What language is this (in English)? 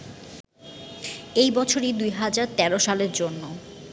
Bangla